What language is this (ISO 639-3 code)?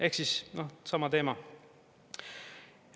est